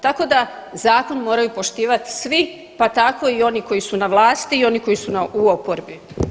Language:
Croatian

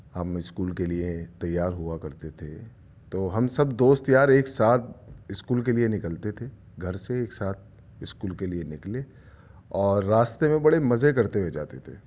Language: Urdu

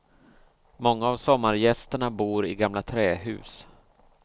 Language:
Swedish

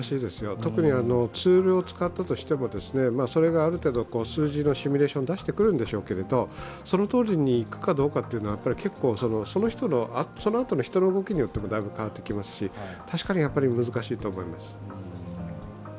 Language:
Japanese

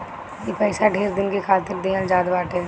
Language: Bhojpuri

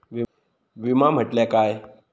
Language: Marathi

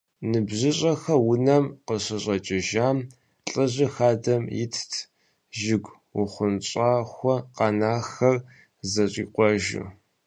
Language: Kabardian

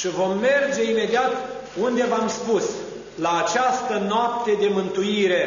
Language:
Romanian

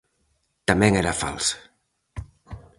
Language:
Galician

